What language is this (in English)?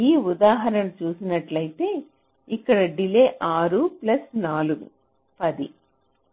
Telugu